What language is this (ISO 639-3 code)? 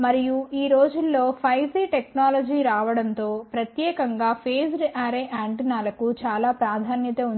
tel